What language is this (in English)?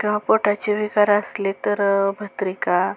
Marathi